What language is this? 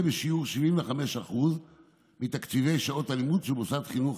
Hebrew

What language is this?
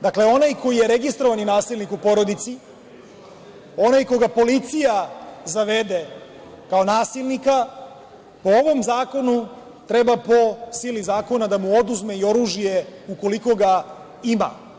Serbian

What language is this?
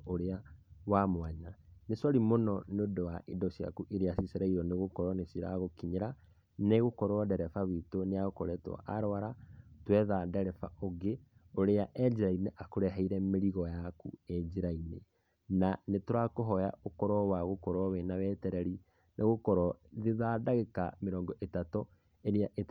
Kikuyu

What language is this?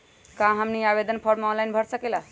Magahi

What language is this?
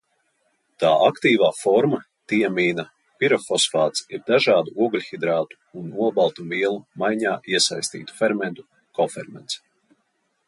Latvian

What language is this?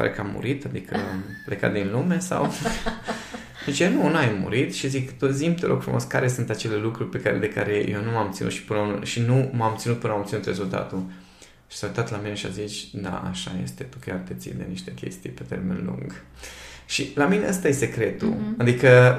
Romanian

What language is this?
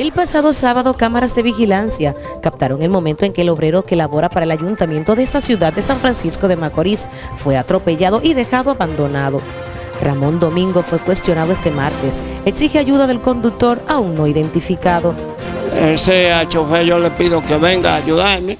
Spanish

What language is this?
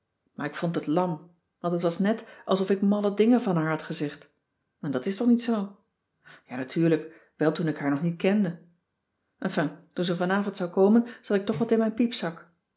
Dutch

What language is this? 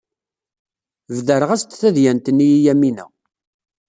Kabyle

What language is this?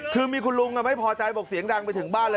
Thai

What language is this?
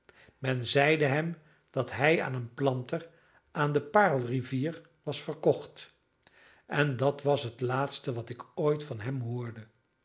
Dutch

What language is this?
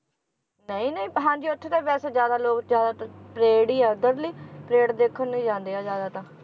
Punjabi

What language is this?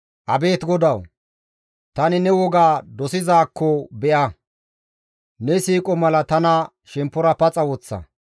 Gamo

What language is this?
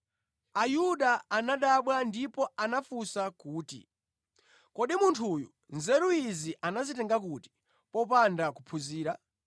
Nyanja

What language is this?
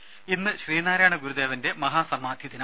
Malayalam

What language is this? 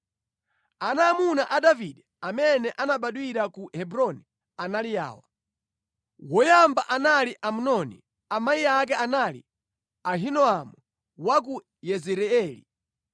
Nyanja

